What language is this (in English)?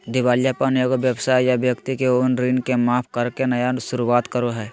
Magahi